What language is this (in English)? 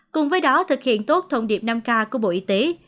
Vietnamese